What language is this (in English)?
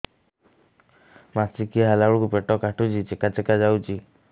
Odia